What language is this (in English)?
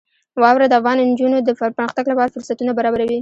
Pashto